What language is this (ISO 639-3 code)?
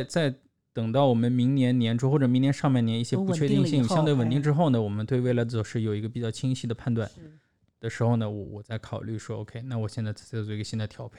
zho